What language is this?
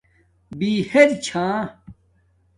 Domaaki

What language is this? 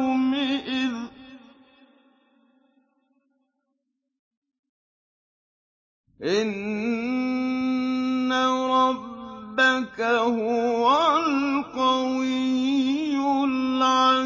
Arabic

